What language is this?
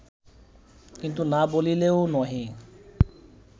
Bangla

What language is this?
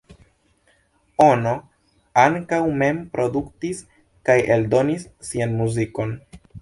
Esperanto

